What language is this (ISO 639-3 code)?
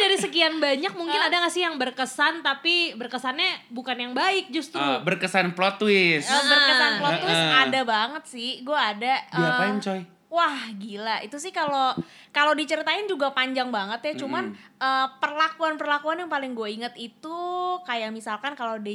ind